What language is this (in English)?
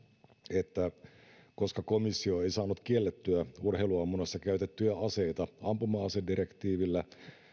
Finnish